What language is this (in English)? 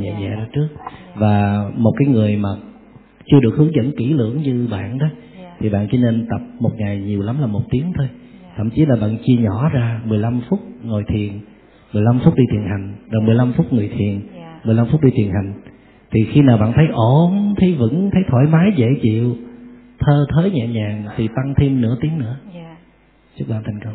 Vietnamese